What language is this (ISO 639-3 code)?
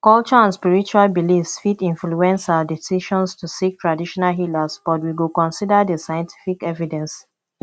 pcm